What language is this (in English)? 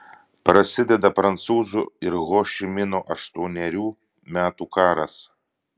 Lithuanian